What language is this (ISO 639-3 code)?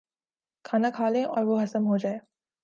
urd